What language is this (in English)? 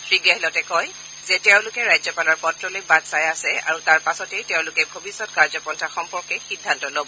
Assamese